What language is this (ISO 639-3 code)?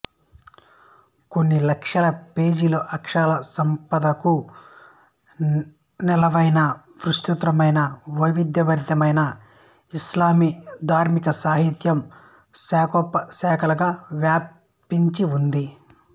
tel